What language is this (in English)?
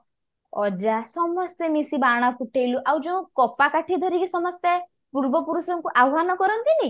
Odia